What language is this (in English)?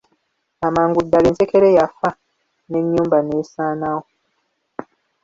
Ganda